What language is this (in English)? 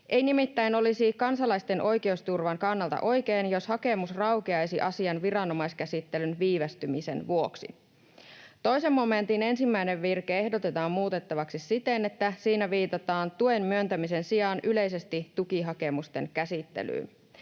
Finnish